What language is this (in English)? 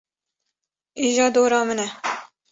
Kurdish